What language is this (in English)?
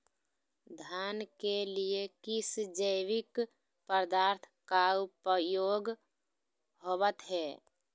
Magahi